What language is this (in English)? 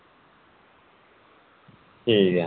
Dogri